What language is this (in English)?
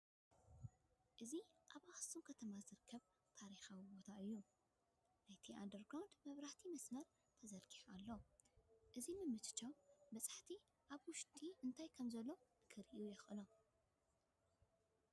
Tigrinya